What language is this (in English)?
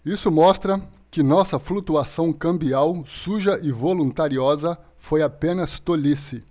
Portuguese